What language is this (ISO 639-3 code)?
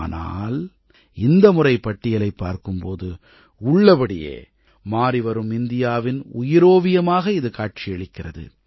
tam